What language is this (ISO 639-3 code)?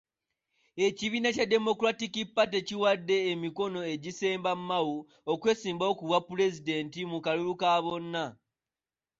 lug